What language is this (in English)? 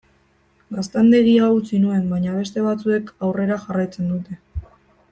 Basque